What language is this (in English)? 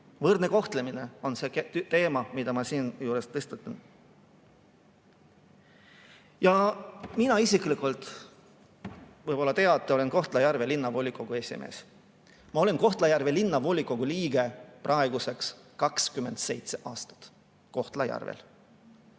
Estonian